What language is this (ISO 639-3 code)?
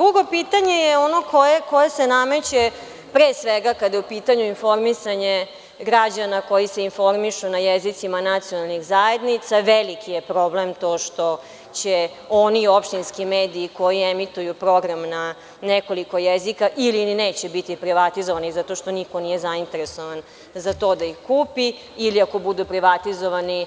srp